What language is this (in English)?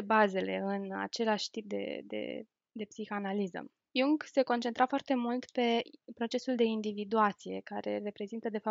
Romanian